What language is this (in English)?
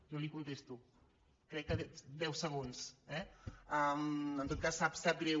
Catalan